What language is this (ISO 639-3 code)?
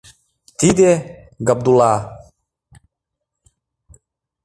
chm